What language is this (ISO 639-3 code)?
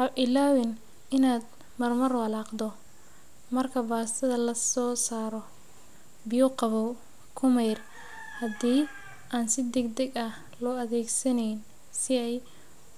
som